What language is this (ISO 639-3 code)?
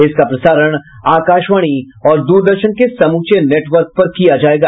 hin